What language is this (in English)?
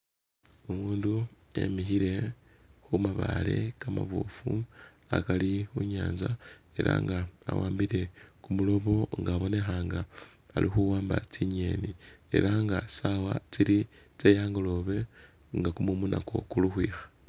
Masaaba